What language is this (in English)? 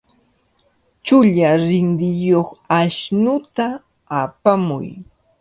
Cajatambo North Lima Quechua